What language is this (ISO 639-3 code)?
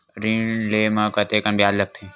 hne